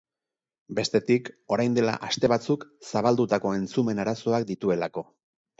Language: Basque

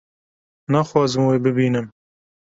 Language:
Kurdish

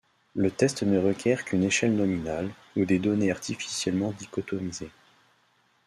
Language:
French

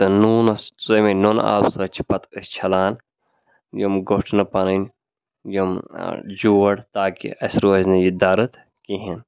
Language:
Kashmiri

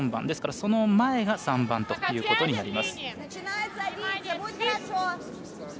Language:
Japanese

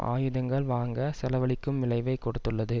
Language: Tamil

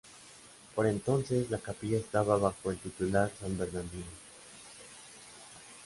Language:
Spanish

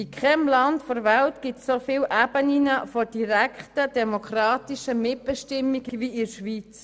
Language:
Swiss German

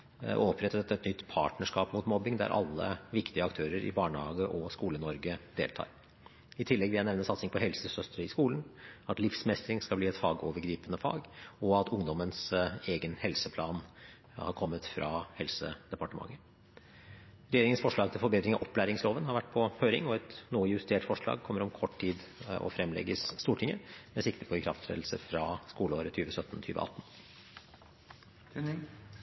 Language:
Norwegian Bokmål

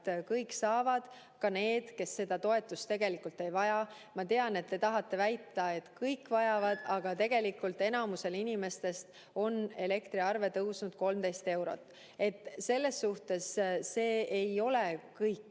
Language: Estonian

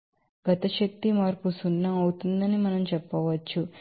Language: Telugu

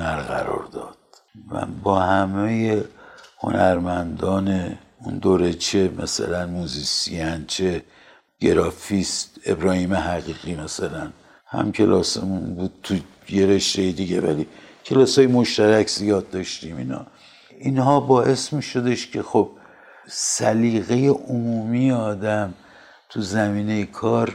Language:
Persian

